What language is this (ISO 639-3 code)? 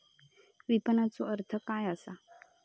mar